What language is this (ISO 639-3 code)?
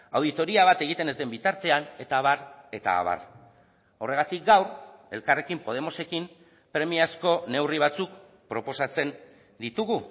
eus